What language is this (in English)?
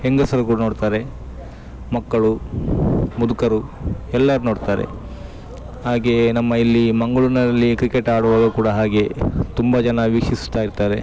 Kannada